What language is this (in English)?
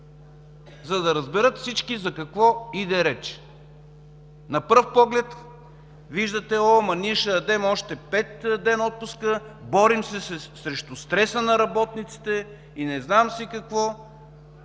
Bulgarian